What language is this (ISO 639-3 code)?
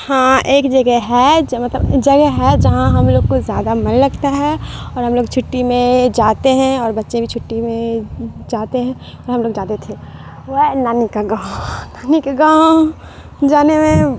urd